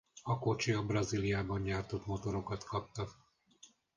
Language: Hungarian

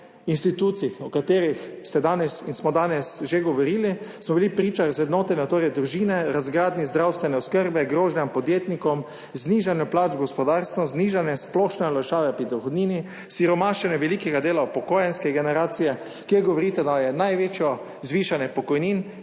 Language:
Slovenian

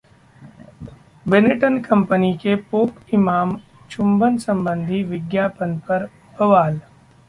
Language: Hindi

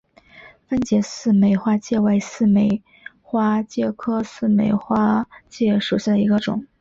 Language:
Chinese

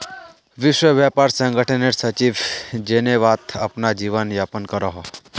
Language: Magahi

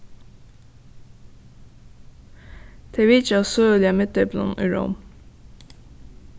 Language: Faroese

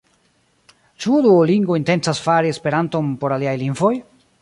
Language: Esperanto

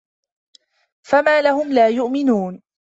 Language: Arabic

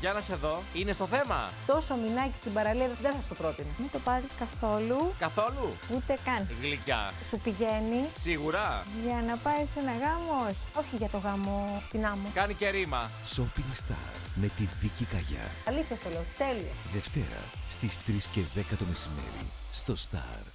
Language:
Greek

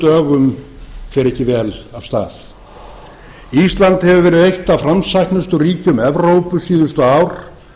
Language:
Icelandic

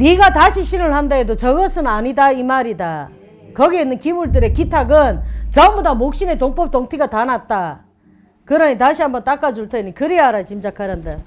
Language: Korean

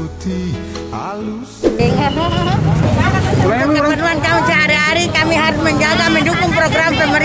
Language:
Indonesian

